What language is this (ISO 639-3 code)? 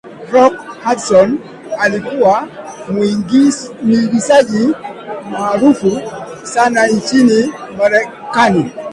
swa